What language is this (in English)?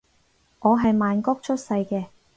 Cantonese